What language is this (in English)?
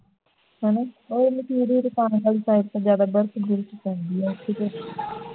Punjabi